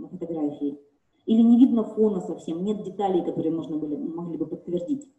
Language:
Russian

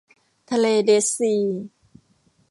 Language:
Thai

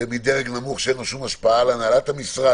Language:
Hebrew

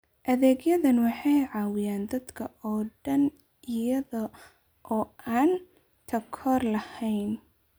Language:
Somali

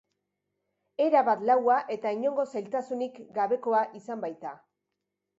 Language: Basque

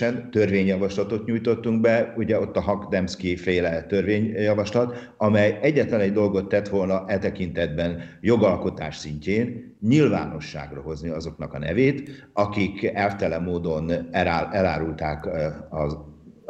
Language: Hungarian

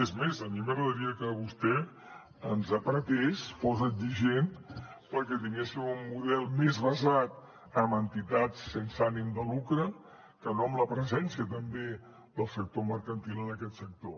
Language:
Catalan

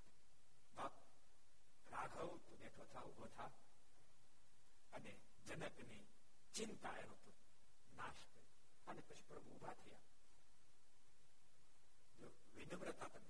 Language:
Gujarati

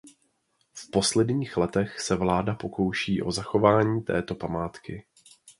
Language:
Czech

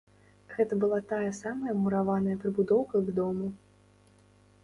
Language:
Belarusian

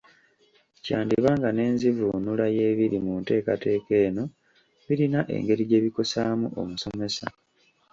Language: Ganda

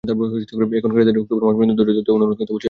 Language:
Bangla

